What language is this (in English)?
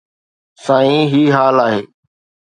Sindhi